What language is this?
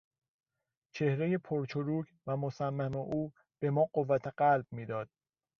Persian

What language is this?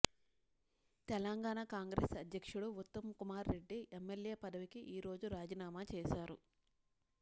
Telugu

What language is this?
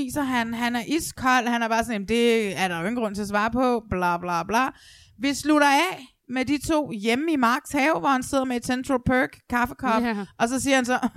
Danish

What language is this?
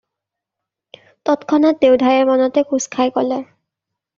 Assamese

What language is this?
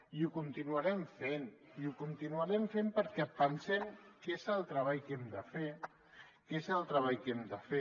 Catalan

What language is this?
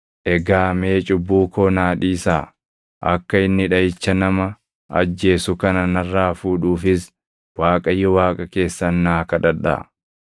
Oromo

